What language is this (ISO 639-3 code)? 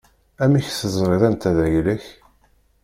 kab